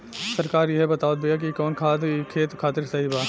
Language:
Bhojpuri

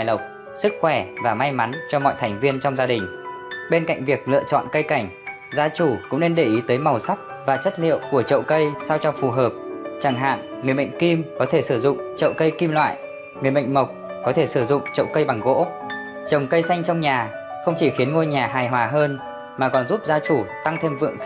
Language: Vietnamese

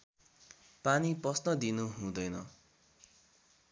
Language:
Nepali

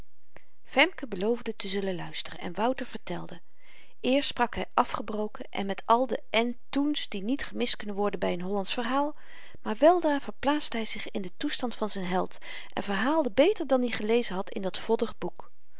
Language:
Dutch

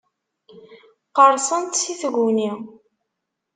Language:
Kabyle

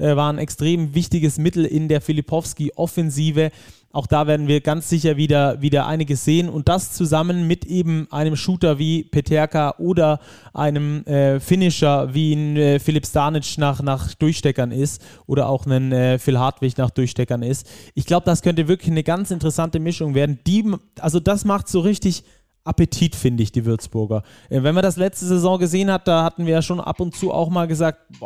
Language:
German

